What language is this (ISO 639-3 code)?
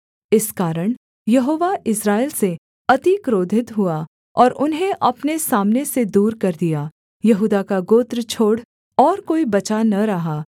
hin